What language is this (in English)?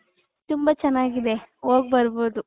Kannada